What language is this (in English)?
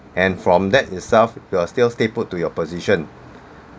English